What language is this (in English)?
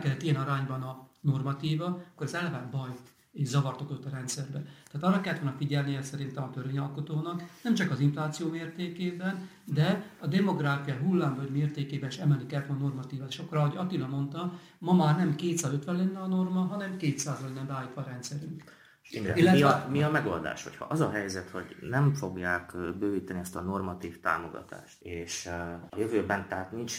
Hungarian